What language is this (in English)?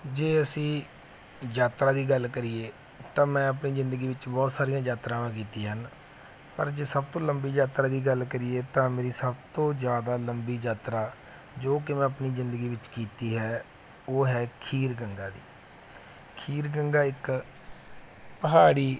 Punjabi